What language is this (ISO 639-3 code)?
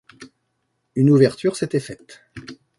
fra